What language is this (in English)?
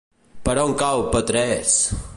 Catalan